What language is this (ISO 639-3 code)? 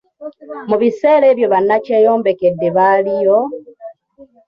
lug